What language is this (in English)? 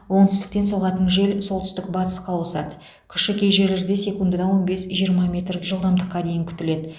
Kazakh